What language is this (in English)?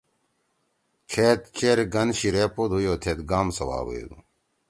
Torwali